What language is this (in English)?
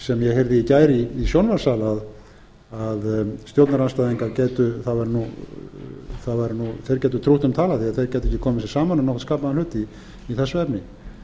Icelandic